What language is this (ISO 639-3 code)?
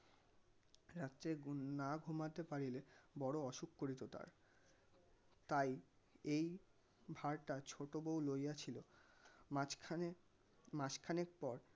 ben